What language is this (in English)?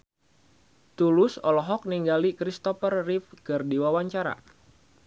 Sundanese